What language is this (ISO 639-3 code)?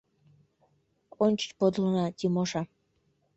chm